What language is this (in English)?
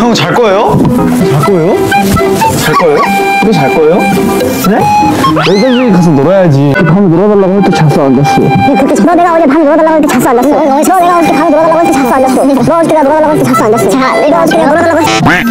Korean